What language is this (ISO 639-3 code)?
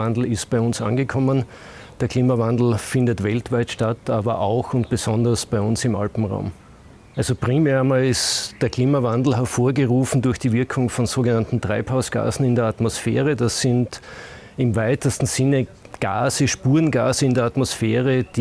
deu